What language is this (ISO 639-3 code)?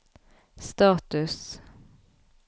nor